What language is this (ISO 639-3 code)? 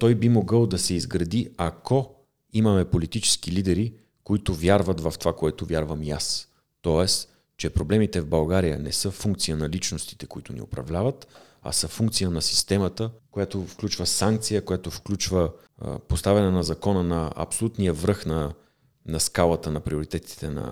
bul